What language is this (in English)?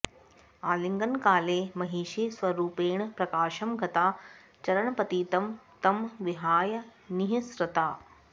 Sanskrit